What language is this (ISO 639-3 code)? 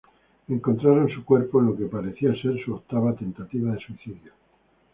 spa